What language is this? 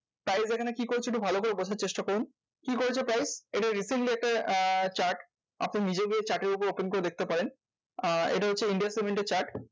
Bangla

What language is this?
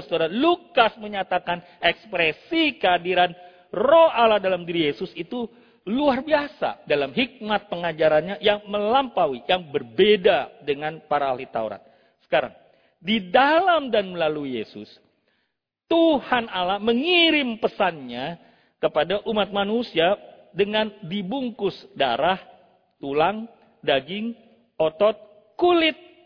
Indonesian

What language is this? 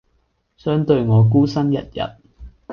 Cantonese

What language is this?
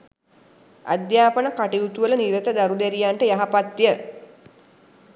Sinhala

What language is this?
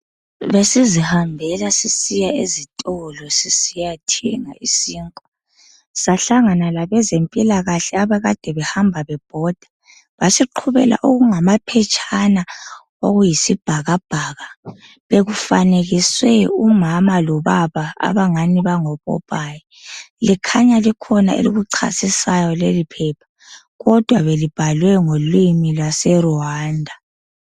North Ndebele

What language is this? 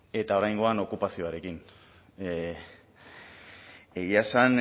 Basque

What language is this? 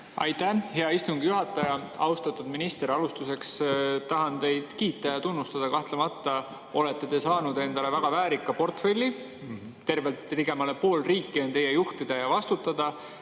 Estonian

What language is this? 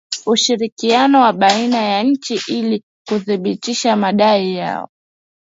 Swahili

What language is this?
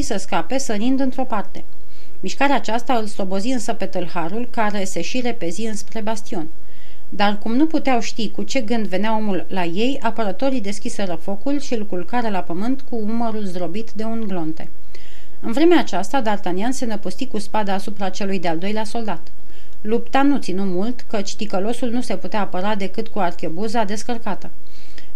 Romanian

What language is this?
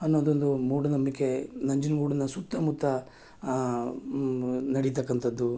Kannada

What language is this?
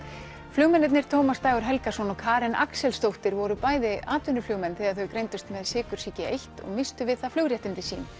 Icelandic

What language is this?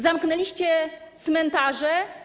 Polish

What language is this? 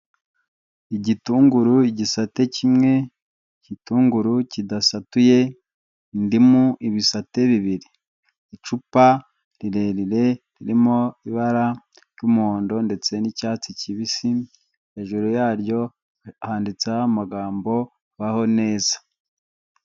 Kinyarwanda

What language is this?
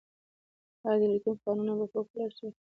Pashto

